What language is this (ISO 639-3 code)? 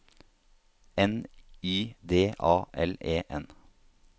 nor